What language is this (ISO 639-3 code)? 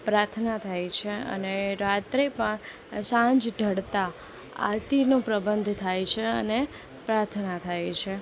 guj